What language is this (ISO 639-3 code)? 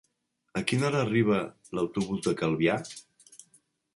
cat